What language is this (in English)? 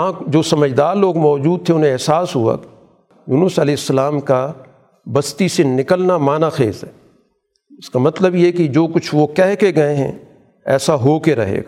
Urdu